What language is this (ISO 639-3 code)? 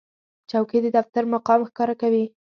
pus